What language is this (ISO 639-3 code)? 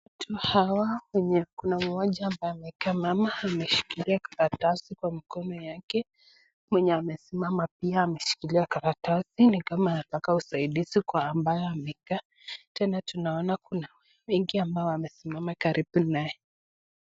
swa